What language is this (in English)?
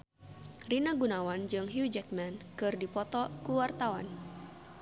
Sundanese